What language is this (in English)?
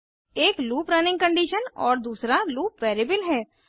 Hindi